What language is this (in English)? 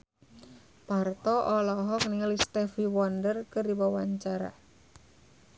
Sundanese